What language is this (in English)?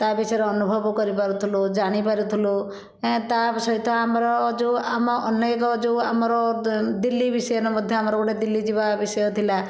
Odia